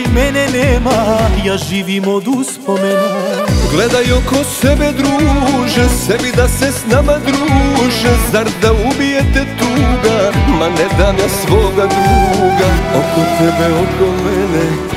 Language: Romanian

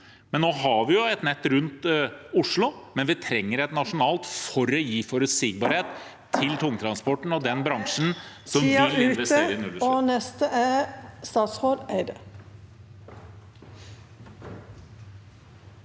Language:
Norwegian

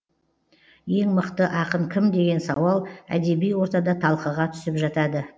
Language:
Kazakh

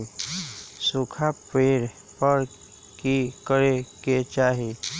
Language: Magahi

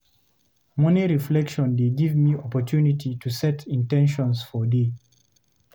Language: Nigerian Pidgin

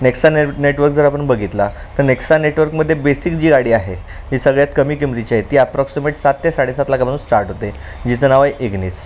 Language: Marathi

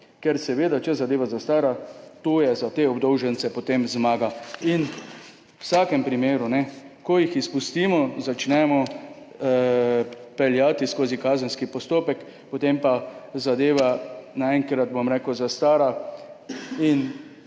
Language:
Slovenian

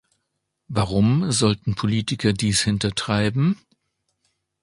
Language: German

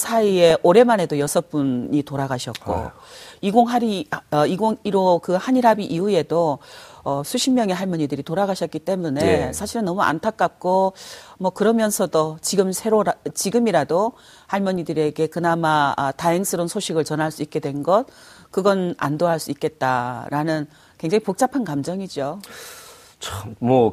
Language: Korean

